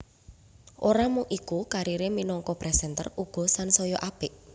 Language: Javanese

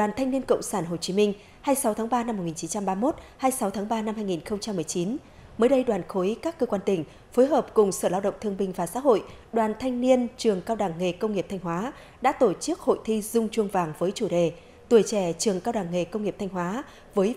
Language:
Vietnamese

